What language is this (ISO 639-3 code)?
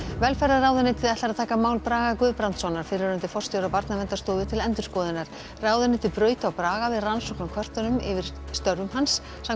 isl